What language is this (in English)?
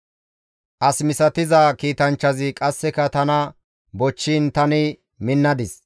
Gamo